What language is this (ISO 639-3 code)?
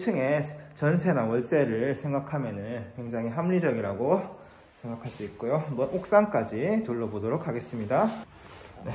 kor